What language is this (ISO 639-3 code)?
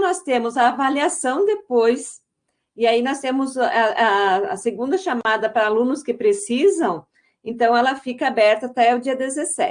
por